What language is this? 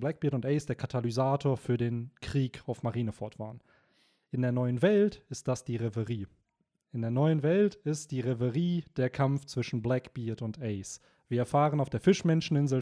German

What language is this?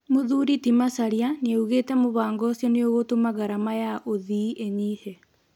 Kikuyu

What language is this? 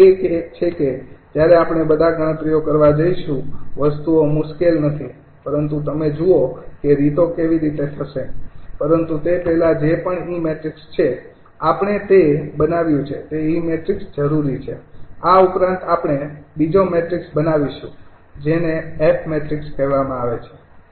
Gujarati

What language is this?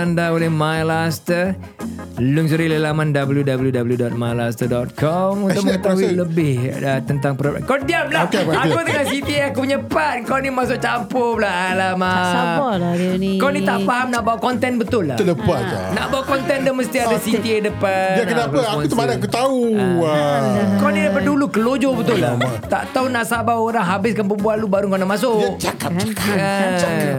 Malay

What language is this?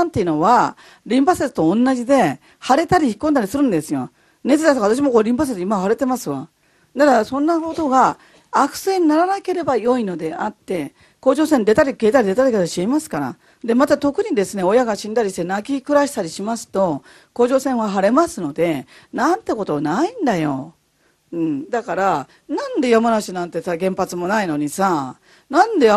Japanese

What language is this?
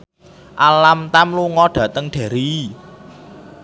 Javanese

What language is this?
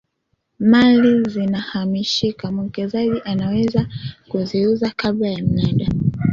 Swahili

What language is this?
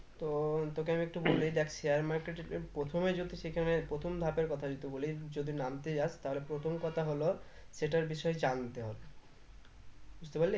Bangla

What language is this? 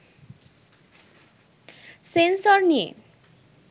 Bangla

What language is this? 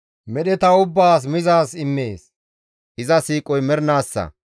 Gamo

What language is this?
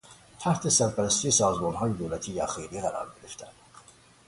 Persian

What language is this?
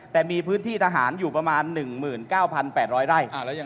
Thai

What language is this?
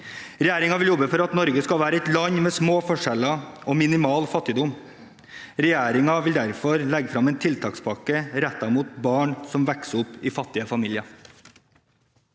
Norwegian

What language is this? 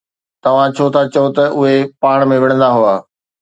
Sindhi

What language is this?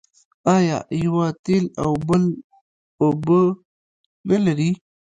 Pashto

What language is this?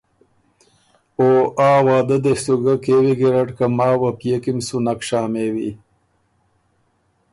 Ormuri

